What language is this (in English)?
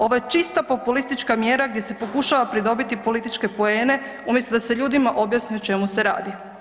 Croatian